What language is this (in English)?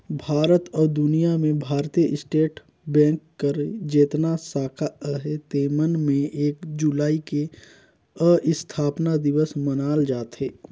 Chhattisgarhi